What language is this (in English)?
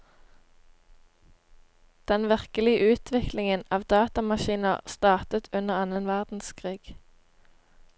Norwegian